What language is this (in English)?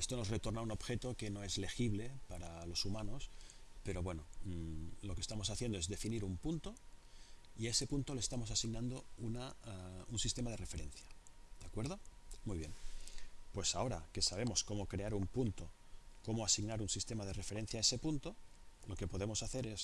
Spanish